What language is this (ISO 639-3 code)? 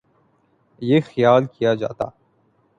urd